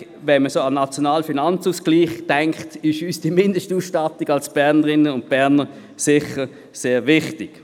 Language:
Swiss German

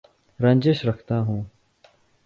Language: Urdu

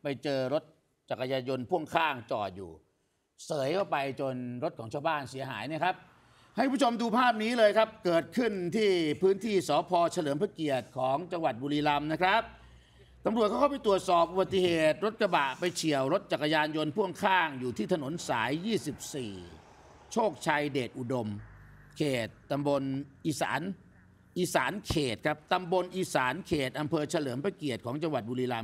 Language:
Thai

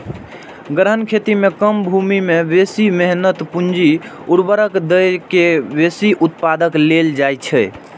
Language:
Maithili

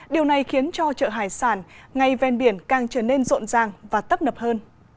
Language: Vietnamese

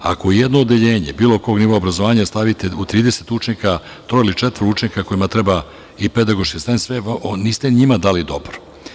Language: Serbian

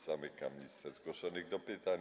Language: Polish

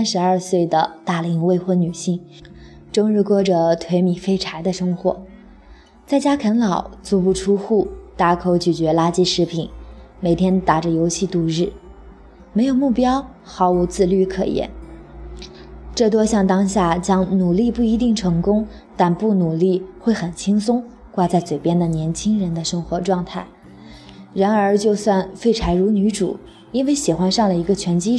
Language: Chinese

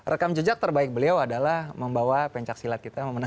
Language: Indonesian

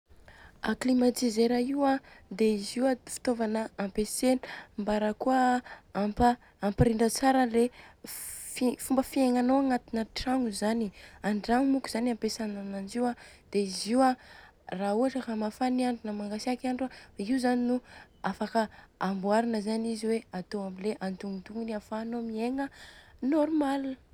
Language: Southern Betsimisaraka Malagasy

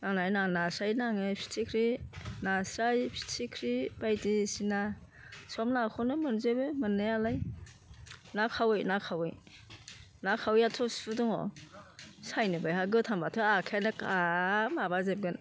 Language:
Bodo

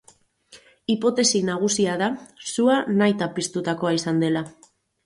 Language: Basque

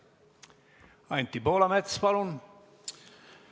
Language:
Estonian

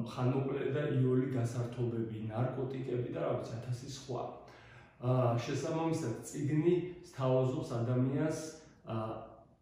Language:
Romanian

